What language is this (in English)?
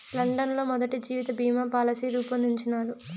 Telugu